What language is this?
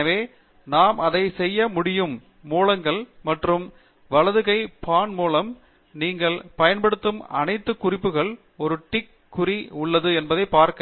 Tamil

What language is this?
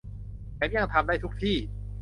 Thai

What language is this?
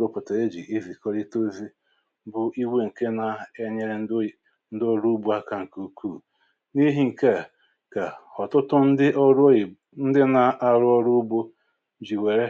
Igbo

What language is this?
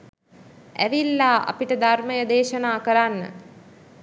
Sinhala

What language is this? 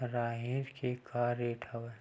Chhattisgarhi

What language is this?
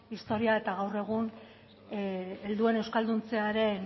Basque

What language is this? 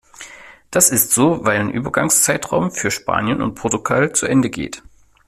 German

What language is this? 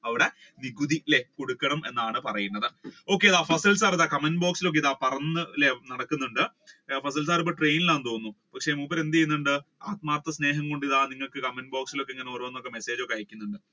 Malayalam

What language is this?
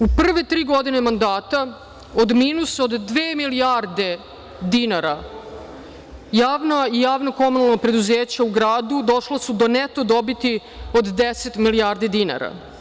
Serbian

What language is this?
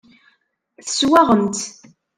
Kabyle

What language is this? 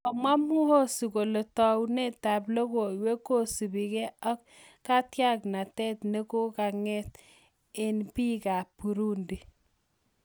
Kalenjin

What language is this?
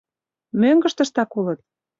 Mari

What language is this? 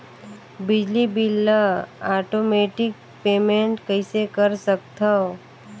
Chhattisgarhi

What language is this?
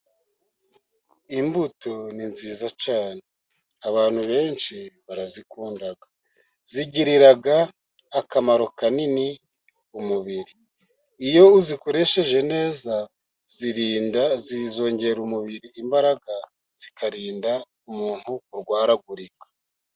Kinyarwanda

